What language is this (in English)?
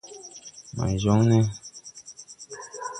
Tupuri